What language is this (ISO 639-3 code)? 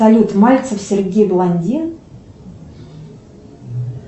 rus